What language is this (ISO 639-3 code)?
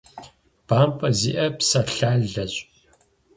kbd